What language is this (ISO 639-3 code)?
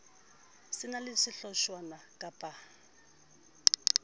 sot